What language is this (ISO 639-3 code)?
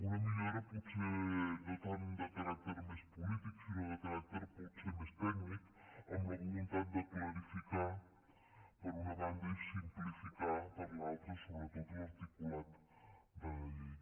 cat